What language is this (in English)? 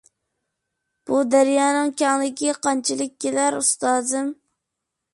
Uyghur